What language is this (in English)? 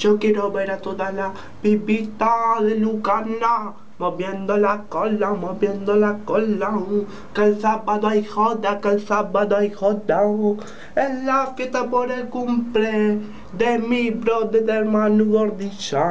Spanish